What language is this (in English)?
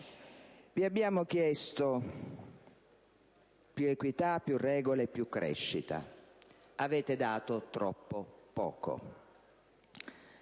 Italian